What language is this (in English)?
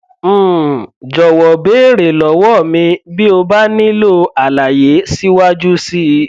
Yoruba